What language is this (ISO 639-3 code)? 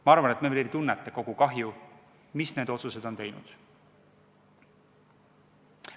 est